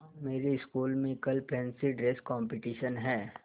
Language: Hindi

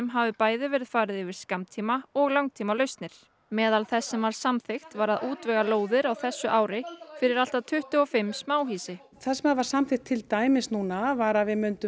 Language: Icelandic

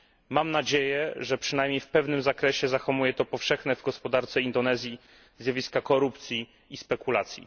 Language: Polish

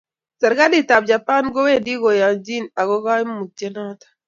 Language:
Kalenjin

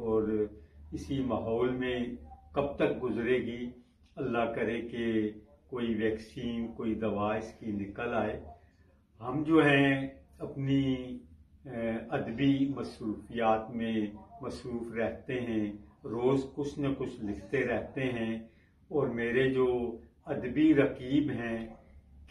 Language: Hindi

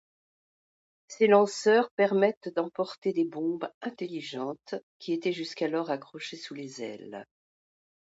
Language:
French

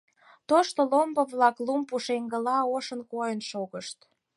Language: Mari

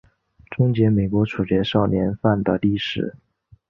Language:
Chinese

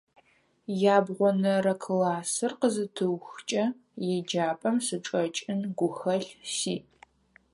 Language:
Adyghe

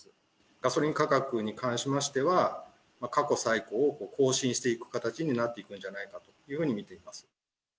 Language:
Japanese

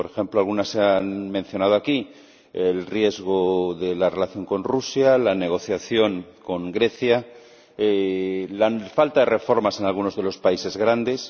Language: Spanish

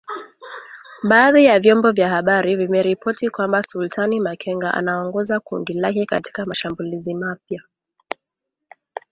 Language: Swahili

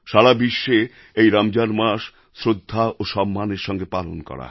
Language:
Bangla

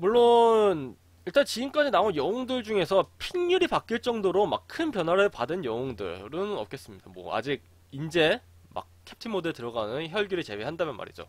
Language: Korean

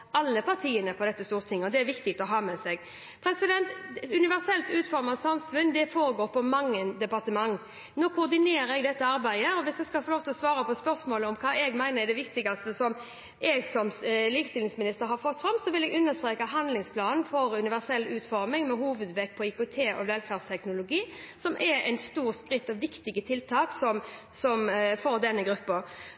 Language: Norwegian Bokmål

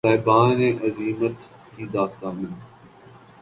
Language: Urdu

